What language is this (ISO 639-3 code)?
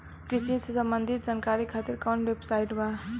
bho